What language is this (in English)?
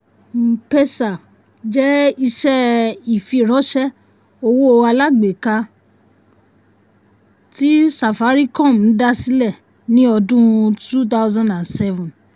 Yoruba